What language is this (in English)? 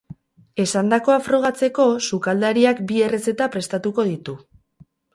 Basque